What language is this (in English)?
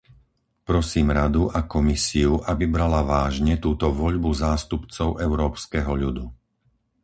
Slovak